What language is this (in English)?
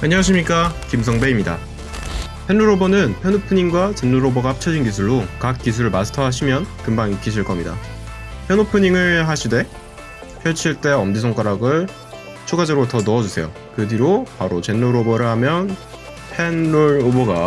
Korean